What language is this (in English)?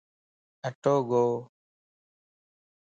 Lasi